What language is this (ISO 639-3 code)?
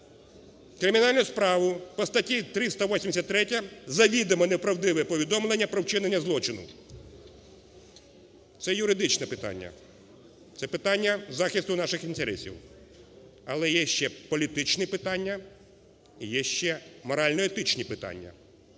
ukr